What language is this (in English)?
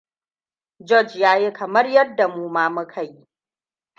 Hausa